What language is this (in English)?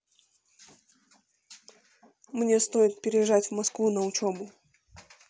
Russian